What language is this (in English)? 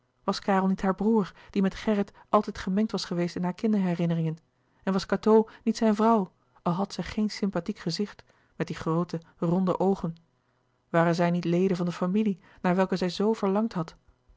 Dutch